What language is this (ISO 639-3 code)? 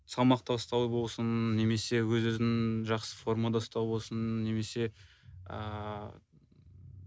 kaz